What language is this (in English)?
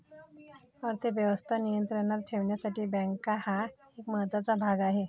Marathi